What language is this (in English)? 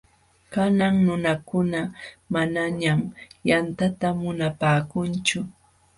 Jauja Wanca Quechua